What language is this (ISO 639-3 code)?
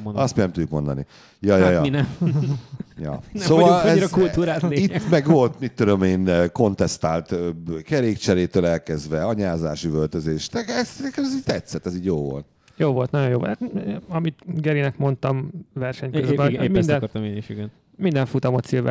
hun